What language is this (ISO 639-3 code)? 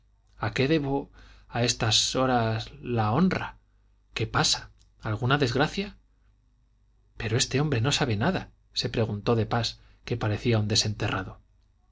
spa